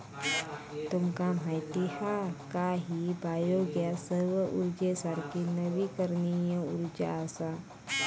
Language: Marathi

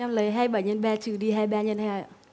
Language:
Vietnamese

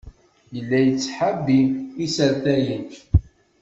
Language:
Kabyle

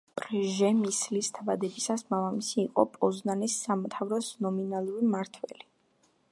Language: Georgian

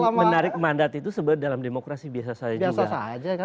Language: Indonesian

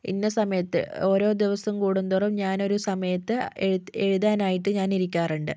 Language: Malayalam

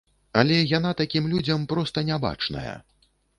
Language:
Belarusian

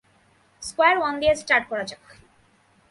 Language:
Bangla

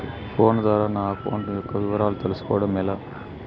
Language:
Telugu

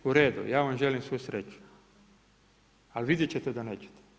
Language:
Croatian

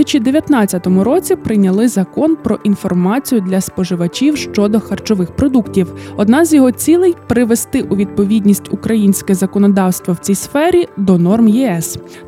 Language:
Ukrainian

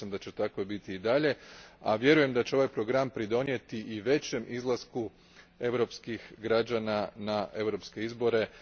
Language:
Croatian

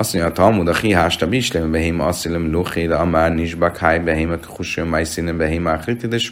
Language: Hungarian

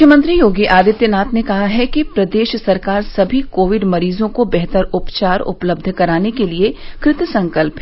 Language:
Hindi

